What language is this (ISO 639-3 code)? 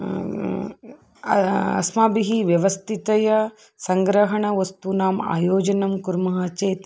san